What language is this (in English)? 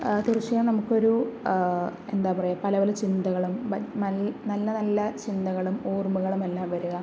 Malayalam